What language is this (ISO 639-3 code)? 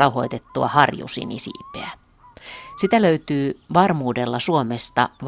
fin